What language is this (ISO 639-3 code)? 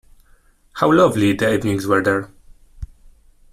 eng